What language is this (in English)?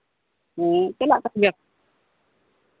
Santali